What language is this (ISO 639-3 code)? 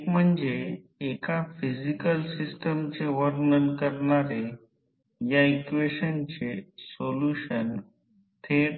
mar